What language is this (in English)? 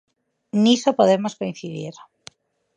Galician